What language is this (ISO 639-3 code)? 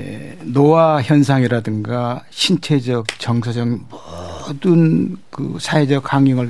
kor